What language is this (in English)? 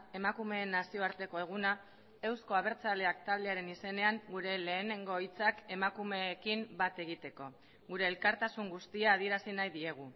Basque